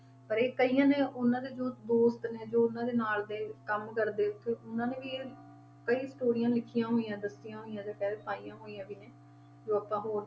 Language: Punjabi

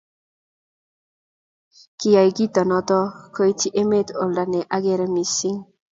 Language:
Kalenjin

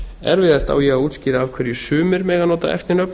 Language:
Icelandic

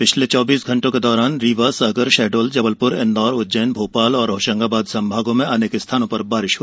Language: Hindi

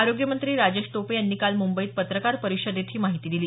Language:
Marathi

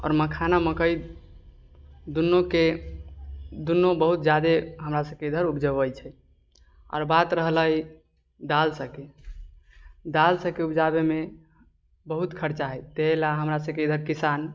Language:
Maithili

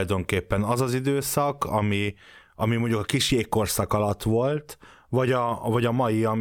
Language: Hungarian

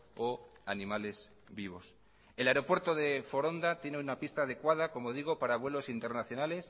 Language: Spanish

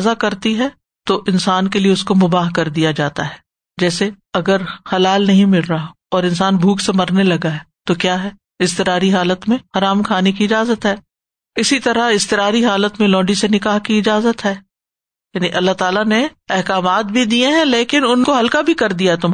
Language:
Urdu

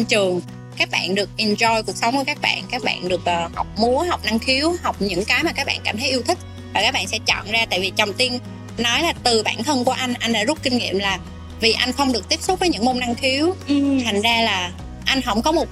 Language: Vietnamese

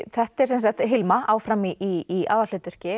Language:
Icelandic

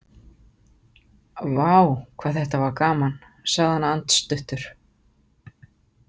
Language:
Icelandic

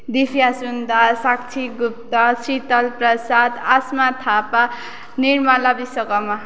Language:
Nepali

